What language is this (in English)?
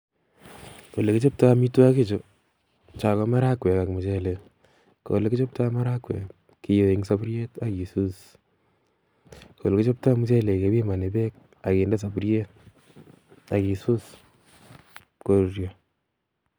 Kalenjin